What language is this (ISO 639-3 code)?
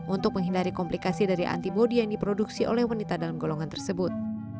ind